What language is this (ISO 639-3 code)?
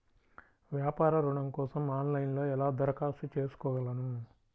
tel